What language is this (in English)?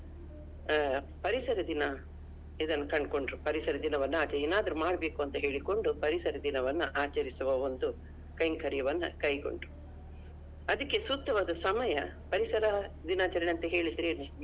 Kannada